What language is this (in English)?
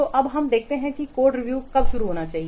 Hindi